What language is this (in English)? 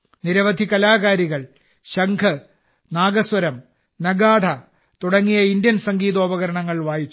Malayalam